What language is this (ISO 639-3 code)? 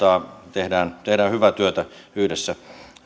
fin